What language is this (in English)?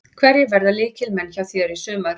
Icelandic